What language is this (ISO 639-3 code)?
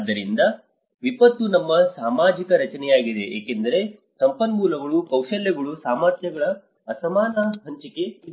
kan